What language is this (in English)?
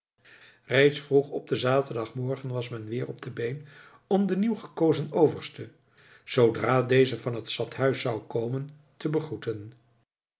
Dutch